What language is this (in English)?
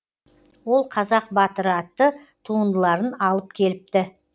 Kazakh